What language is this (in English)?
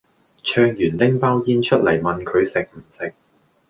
Cantonese